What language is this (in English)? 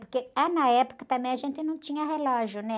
Portuguese